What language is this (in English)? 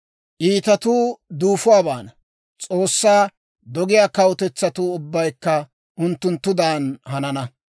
Dawro